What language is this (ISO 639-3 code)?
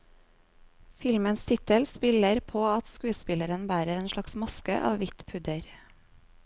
nor